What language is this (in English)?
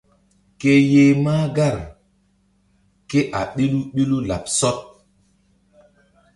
Mbum